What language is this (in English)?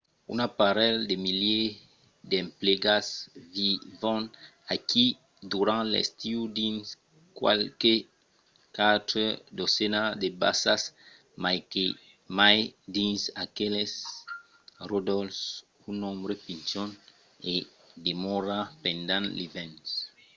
Occitan